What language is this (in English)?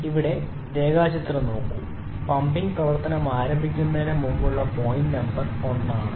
Malayalam